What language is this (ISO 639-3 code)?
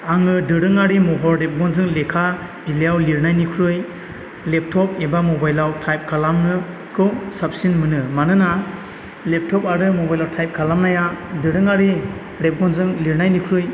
brx